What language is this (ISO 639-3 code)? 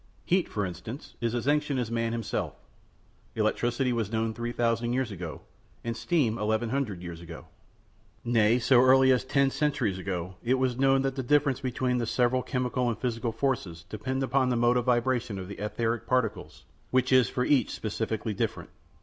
eng